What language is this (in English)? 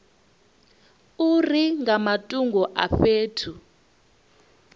Venda